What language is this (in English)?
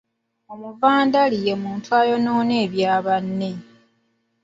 Ganda